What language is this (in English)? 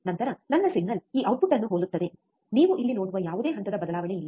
Kannada